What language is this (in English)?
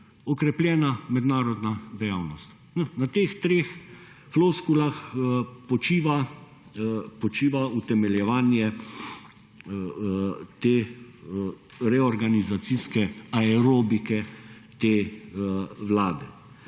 Slovenian